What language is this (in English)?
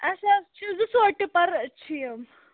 Kashmiri